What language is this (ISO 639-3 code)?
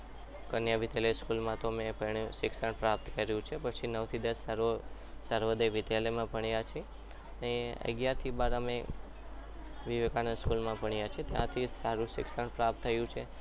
guj